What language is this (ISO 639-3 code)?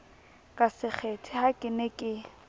sot